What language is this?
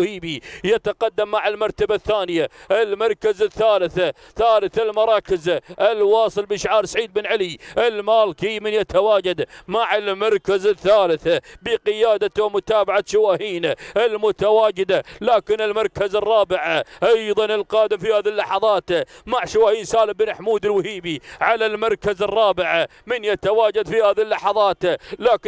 Arabic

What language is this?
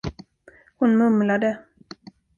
Swedish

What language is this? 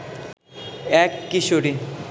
Bangla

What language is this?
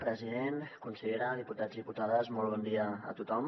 Catalan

